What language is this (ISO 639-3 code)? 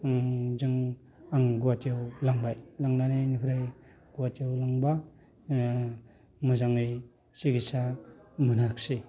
brx